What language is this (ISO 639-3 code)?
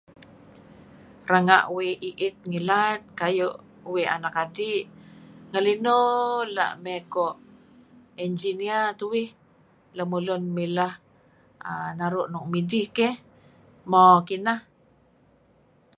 kzi